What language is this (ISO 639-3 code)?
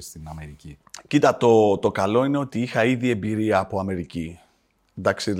ell